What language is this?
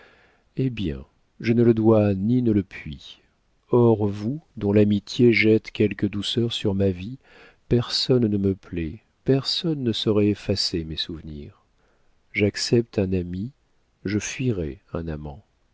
French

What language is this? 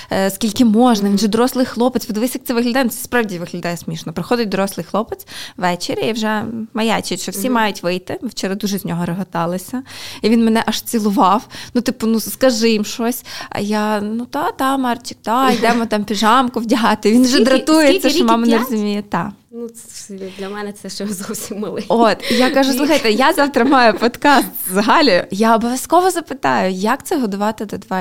Ukrainian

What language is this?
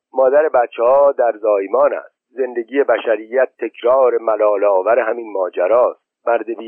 Persian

